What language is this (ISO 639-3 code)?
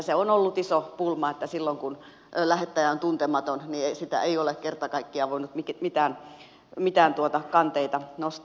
fin